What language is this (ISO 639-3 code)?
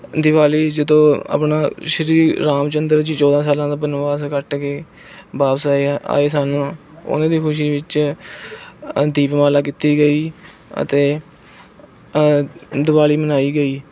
pan